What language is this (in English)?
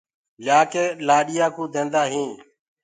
Gurgula